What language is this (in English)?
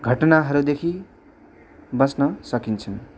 Nepali